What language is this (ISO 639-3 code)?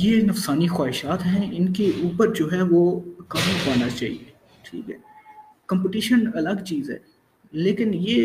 urd